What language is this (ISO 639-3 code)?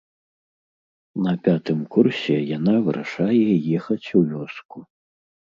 bel